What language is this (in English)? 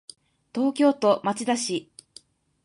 Japanese